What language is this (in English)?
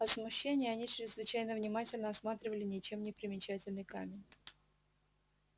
Russian